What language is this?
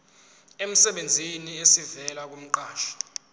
Zulu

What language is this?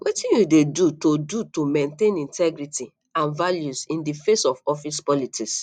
Nigerian Pidgin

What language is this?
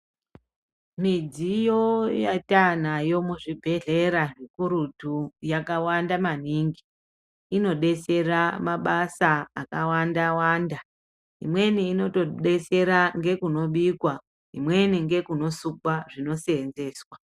Ndau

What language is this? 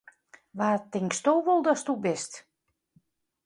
Western Frisian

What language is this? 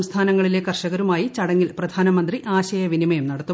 Malayalam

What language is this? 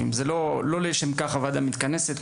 Hebrew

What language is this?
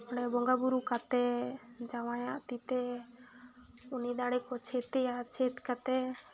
Santali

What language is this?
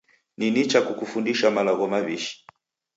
Taita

